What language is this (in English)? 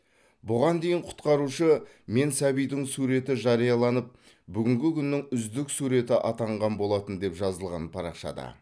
Kazakh